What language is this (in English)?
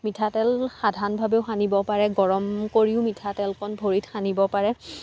Assamese